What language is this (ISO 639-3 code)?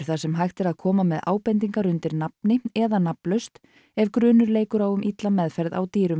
isl